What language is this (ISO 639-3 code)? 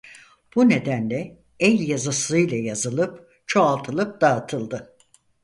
tur